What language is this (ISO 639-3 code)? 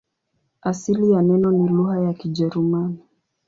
swa